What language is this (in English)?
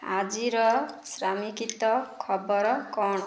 Odia